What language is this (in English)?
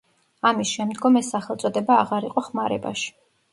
Georgian